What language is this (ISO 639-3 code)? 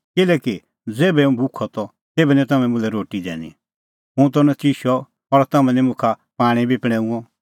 kfx